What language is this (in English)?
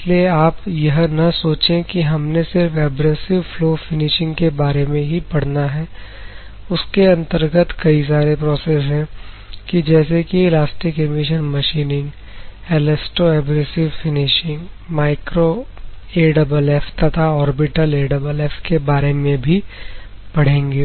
Hindi